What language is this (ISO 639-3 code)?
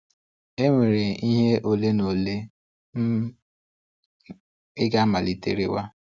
ibo